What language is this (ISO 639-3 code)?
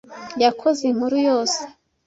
kin